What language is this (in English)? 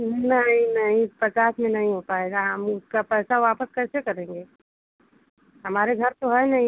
Hindi